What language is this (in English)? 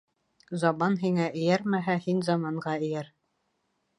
Bashkir